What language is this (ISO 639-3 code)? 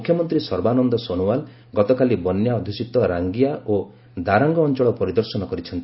ori